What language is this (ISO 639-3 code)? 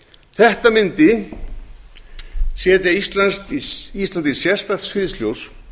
isl